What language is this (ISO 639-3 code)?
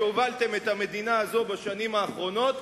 heb